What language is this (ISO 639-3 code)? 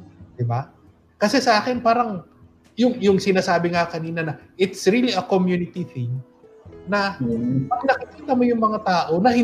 fil